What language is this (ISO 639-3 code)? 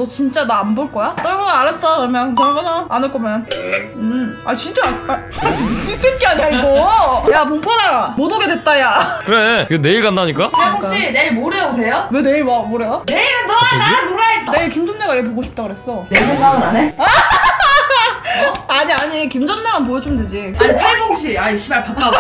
kor